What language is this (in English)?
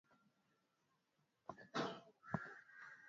Swahili